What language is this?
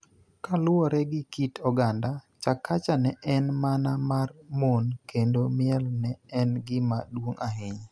Luo (Kenya and Tanzania)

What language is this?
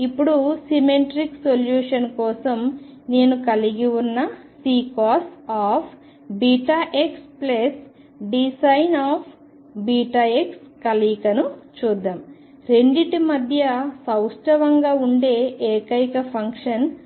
Telugu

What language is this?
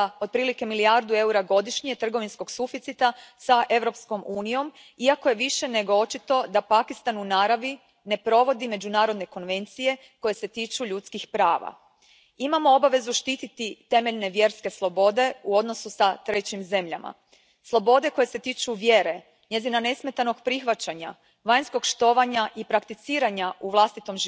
Croatian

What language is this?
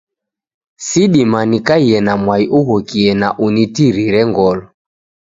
Taita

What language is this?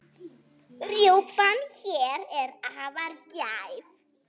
Icelandic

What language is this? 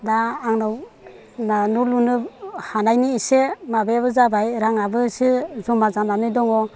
Bodo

